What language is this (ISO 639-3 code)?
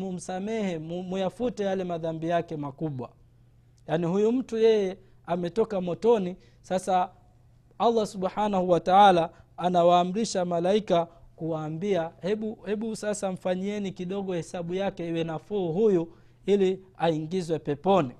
swa